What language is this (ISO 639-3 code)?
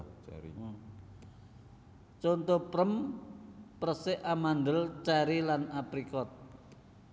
jav